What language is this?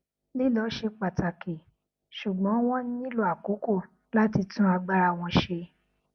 Yoruba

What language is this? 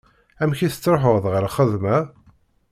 Kabyle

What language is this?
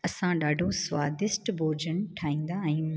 Sindhi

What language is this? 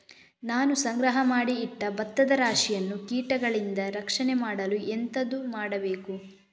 Kannada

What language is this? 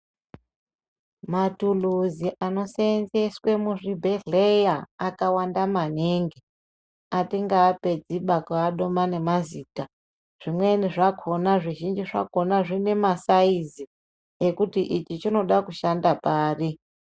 Ndau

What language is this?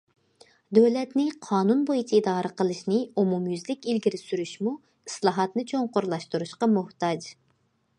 Uyghur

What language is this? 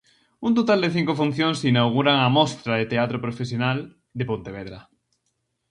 Galician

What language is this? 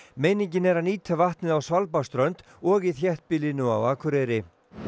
Icelandic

